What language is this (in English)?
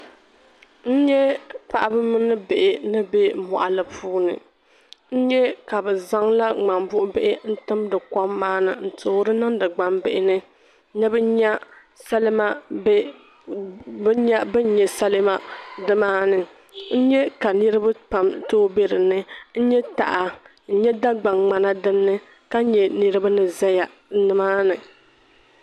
Dagbani